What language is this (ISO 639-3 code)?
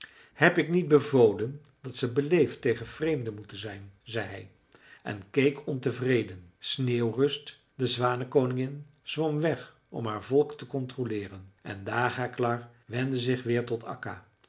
nld